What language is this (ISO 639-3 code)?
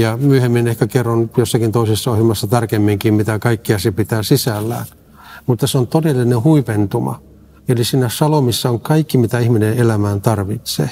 fin